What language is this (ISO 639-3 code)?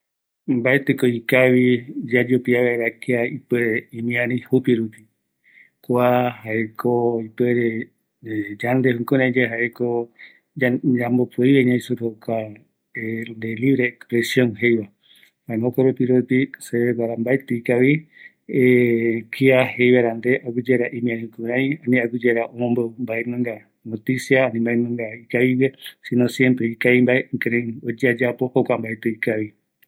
gui